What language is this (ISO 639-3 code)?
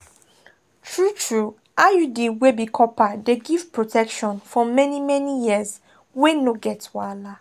pcm